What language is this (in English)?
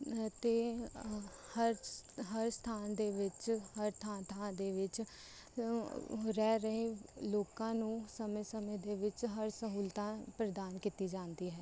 Punjabi